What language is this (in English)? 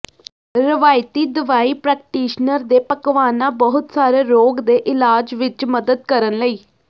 Punjabi